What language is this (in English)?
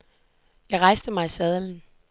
Danish